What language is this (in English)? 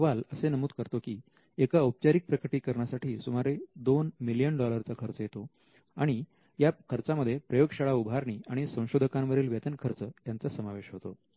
Marathi